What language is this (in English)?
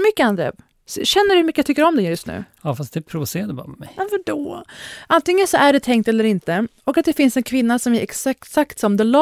Swedish